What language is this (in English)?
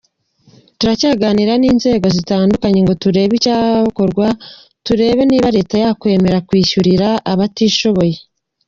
Kinyarwanda